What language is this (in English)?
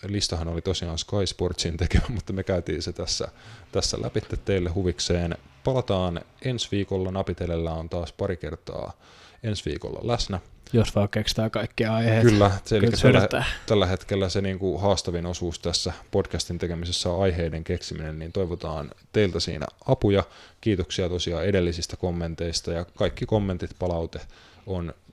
Finnish